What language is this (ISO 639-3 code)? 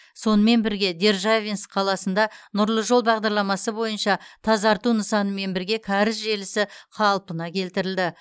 kaz